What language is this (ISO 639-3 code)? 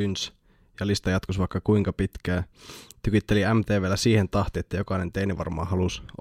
fin